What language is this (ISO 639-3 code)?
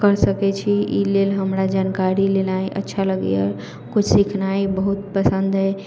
mai